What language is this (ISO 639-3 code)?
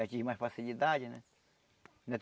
por